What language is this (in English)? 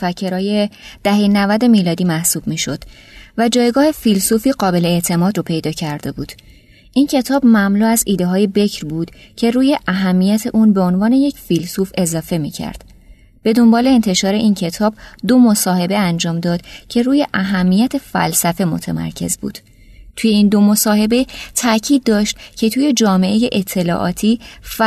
Persian